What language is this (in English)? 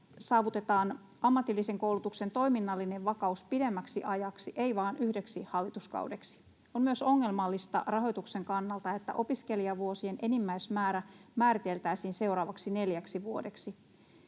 Finnish